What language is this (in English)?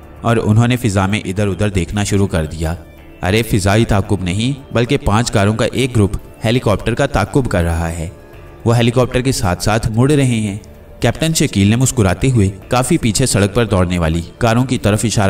Hindi